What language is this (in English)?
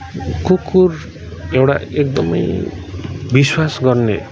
Nepali